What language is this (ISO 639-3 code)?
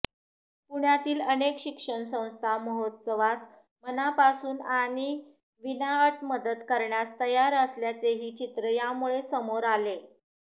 mar